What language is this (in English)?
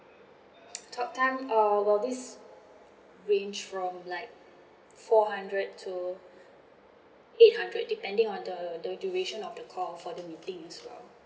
English